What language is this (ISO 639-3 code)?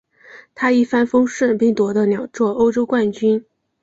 zho